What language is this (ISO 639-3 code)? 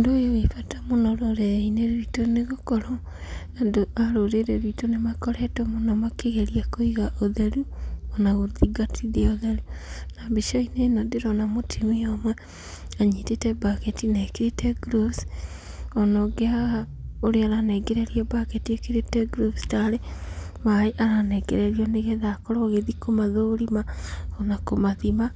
kik